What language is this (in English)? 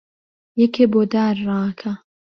Central Kurdish